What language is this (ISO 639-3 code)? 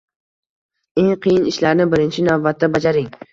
uzb